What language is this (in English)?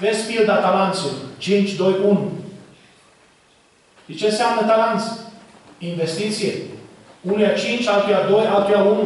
Romanian